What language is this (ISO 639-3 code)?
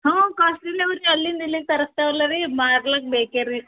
kan